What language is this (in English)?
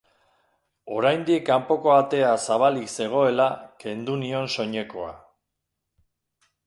Basque